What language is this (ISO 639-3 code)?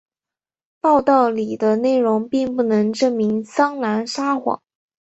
zho